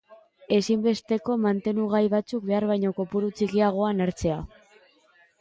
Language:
Basque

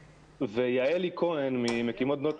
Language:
Hebrew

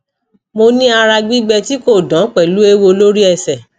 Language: Yoruba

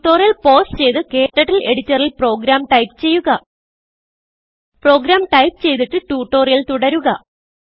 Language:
Malayalam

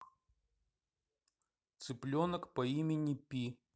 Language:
Russian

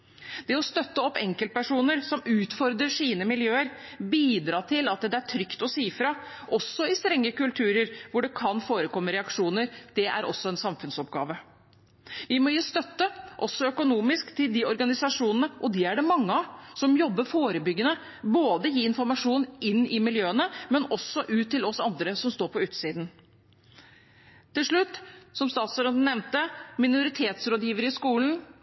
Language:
Norwegian Bokmål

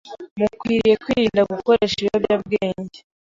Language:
Kinyarwanda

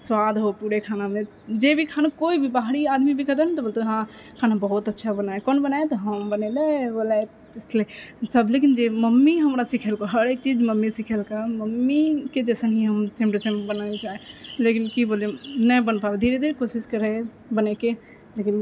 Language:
Maithili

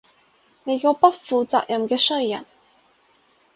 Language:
Cantonese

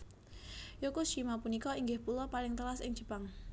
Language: Javanese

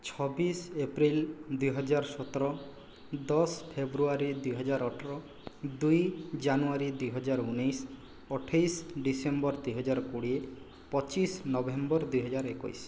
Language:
Odia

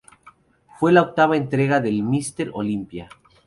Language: Spanish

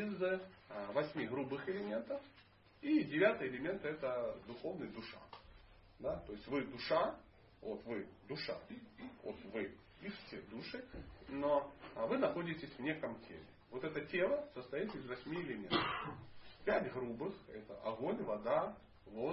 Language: Russian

